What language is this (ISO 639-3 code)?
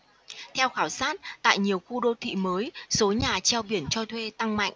vie